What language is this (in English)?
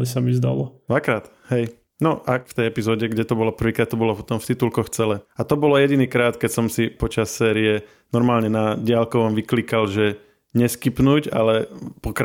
Slovak